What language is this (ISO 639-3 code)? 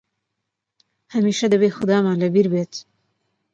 ckb